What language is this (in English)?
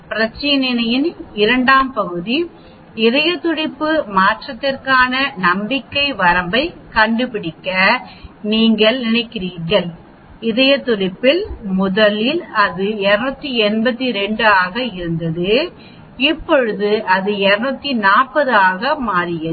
Tamil